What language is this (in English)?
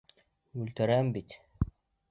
Bashkir